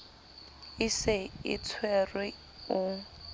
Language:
Southern Sotho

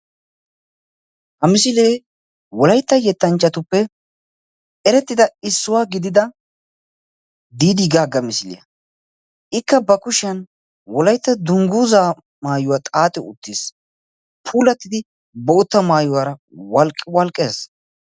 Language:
Wolaytta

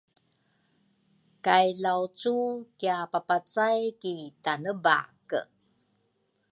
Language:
Rukai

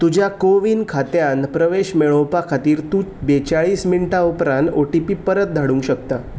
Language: Konkani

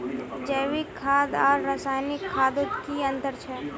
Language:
Magahi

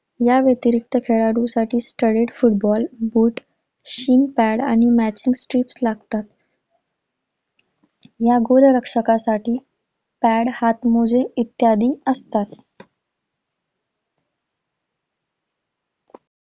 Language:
Marathi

